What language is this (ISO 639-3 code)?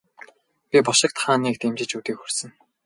mon